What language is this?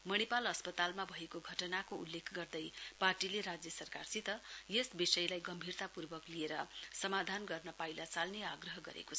Nepali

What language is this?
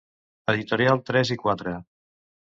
Catalan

